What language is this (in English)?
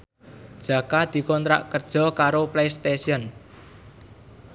Javanese